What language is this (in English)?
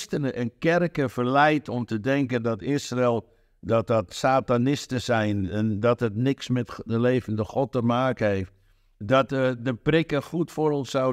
Dutch